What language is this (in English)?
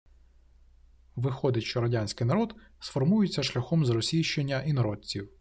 Ukrainian